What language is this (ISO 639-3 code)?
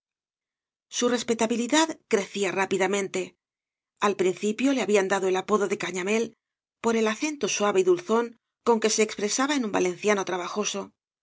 spa